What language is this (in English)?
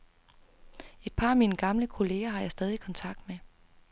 Danish